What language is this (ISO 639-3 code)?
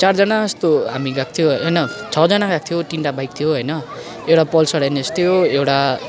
nep